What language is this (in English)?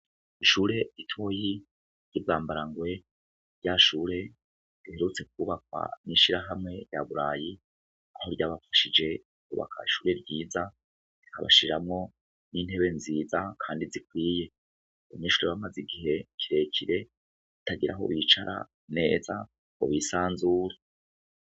Rundi